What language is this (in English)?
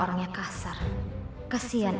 Indonesian